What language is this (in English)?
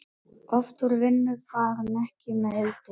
Icelandic